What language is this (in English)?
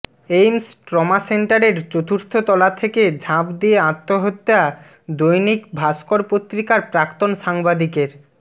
Bangla